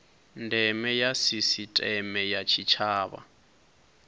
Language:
Venda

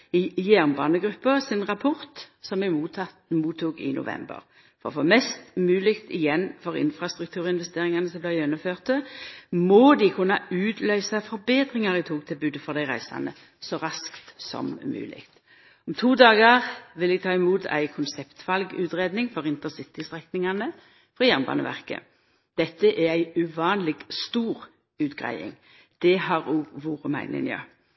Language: Norwegian Nynorsk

